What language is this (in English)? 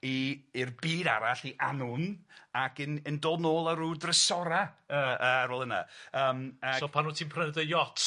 Welsh